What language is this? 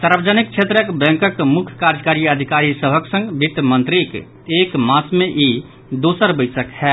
Maithili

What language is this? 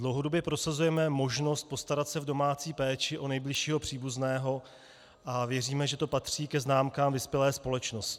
Czech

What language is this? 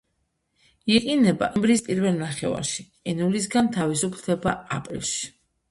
Georgian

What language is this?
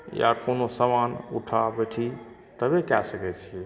Maithili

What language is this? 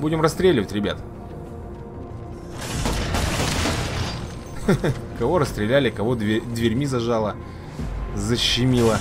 Russian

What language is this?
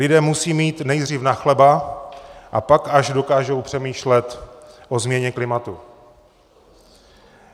Czech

